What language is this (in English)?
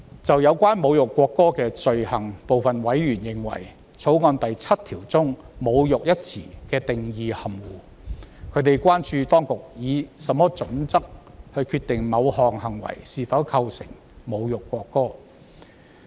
Cantonese